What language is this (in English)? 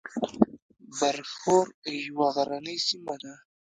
Pashto